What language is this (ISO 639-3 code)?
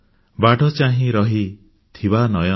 ori